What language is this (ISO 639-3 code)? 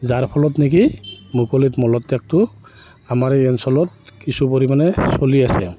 asm